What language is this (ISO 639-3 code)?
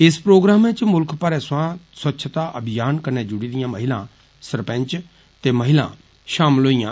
doi